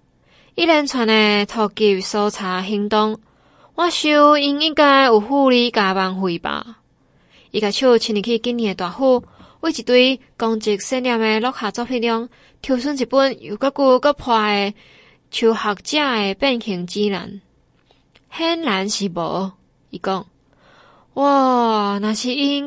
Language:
Chinese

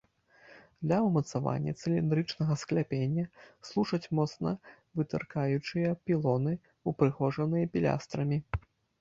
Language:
Belarusian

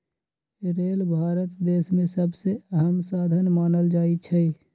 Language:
Magahi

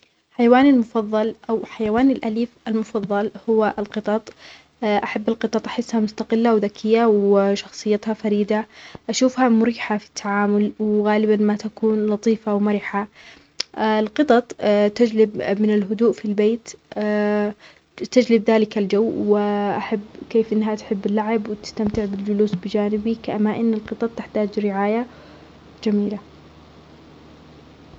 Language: Omani Arabic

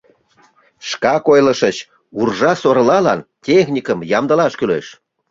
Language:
Mari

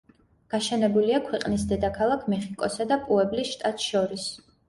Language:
Georgian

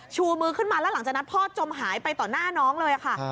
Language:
Thai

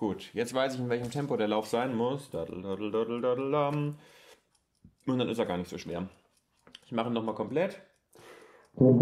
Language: German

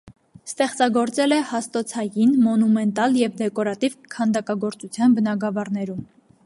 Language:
Armenian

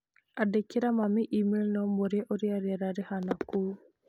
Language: Kikuyu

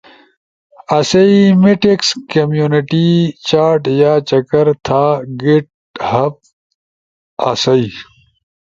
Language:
Ushojo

